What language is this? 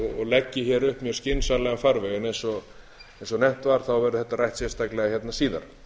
Icelandic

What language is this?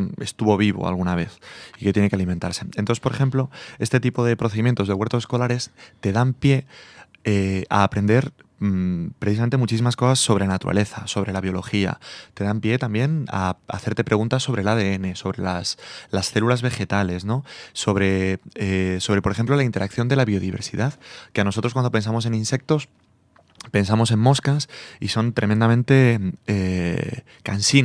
Spanish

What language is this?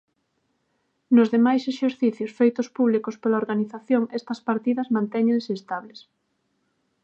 Galician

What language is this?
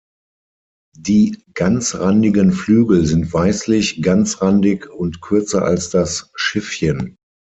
German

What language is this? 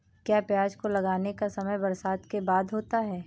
Hindi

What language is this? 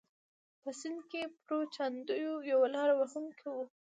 Pashto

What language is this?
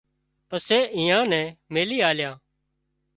Wadiyara Koli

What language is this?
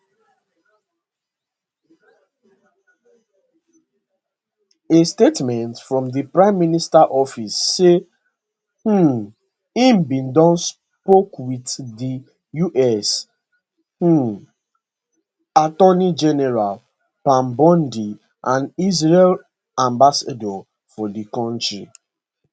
Nigerian Pidgin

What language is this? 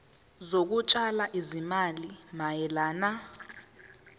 Zulu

